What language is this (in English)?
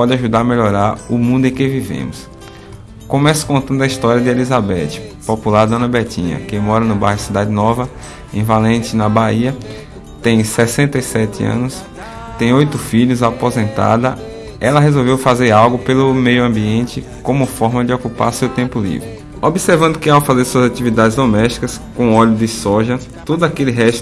Portuguese